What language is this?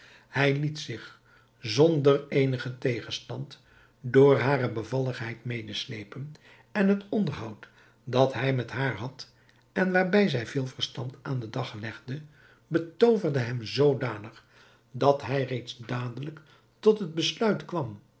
Dutch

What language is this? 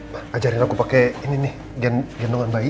Indonesian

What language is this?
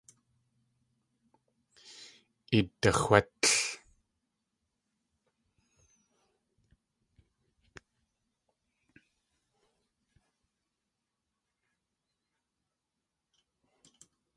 Tlingit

